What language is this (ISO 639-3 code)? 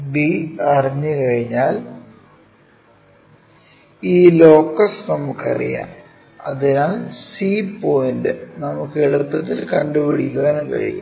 mal